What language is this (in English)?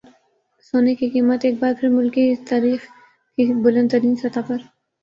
Urdu